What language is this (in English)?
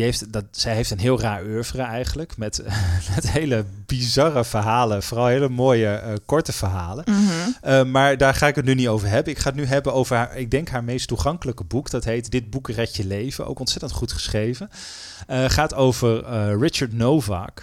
Dutch